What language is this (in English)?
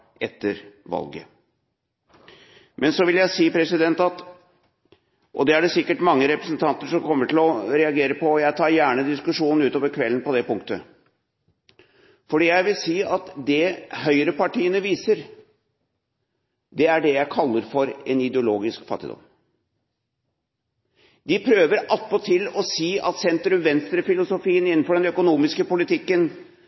Norwegian Bokmål